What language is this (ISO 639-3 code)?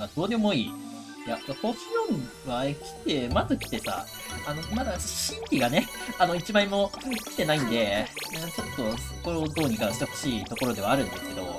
jpn